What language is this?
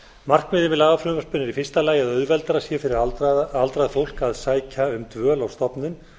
Icelandic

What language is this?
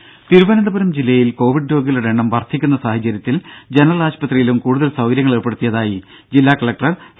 Malayalam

